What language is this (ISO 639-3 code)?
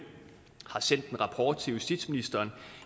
dan